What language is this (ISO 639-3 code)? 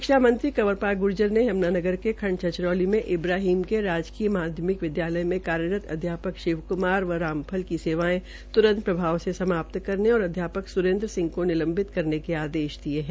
hin